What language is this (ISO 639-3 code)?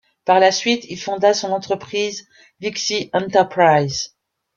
fra